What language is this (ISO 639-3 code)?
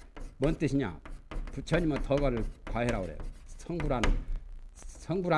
kor